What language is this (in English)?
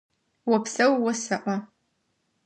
Adyghe